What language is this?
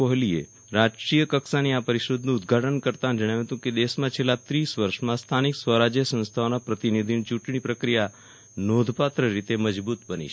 Gujarati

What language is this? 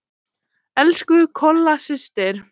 Icelandic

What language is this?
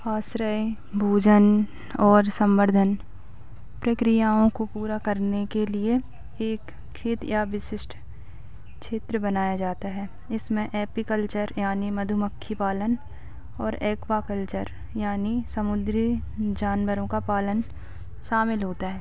Hindi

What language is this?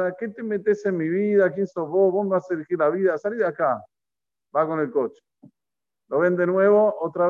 Spanish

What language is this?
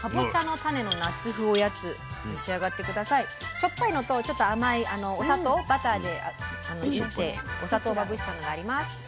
Japanese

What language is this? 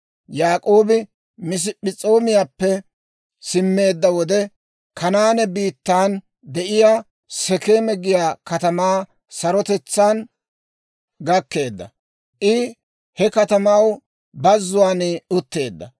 Dawro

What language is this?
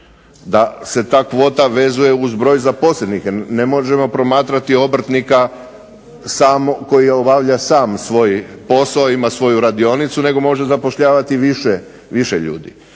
Croatian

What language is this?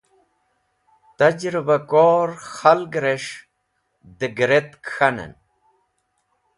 Wakhi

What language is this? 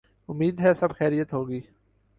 Urdu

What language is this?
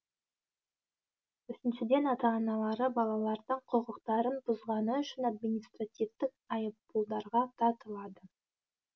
Kazakh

